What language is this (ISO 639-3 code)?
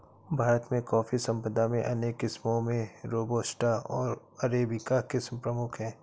hin